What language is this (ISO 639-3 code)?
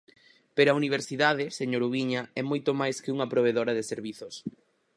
glg